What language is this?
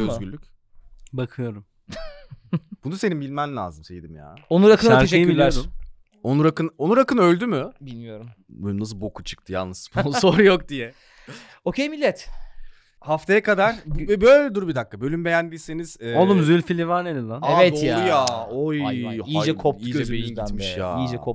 Turkish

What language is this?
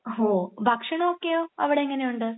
Malayalam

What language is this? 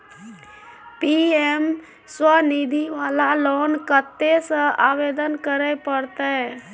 Maithili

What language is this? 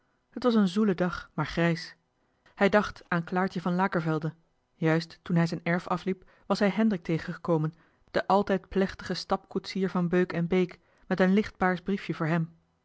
Dutch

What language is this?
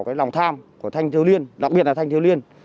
Vietnamese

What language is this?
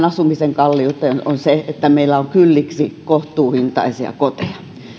Finnish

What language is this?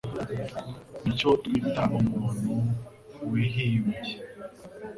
Kinyarwanda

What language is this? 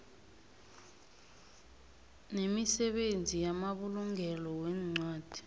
South Ndebele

